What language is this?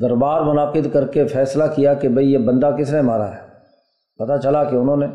Urdu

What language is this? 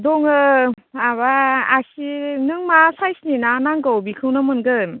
Bodo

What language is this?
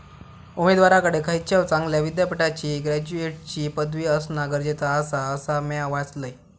Marathi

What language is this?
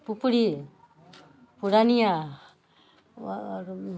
Maithili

